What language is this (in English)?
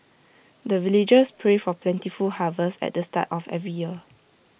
English